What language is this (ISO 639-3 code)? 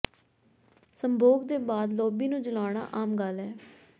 pan